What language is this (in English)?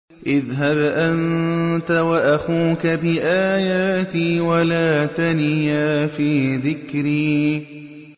Arabic